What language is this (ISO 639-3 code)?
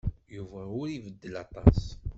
kab